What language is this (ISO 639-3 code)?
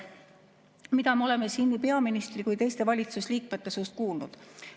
est